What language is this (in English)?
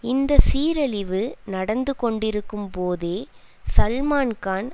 Tamil